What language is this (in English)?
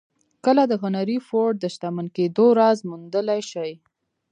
Pashto